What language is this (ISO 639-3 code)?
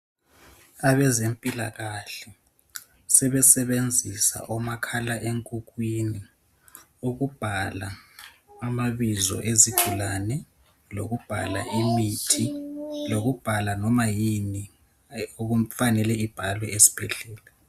nde